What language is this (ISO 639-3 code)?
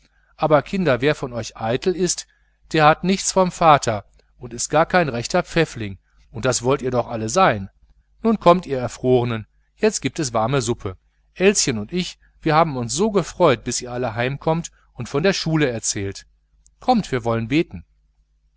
deu